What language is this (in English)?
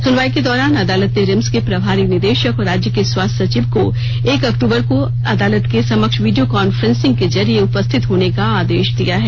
Hindi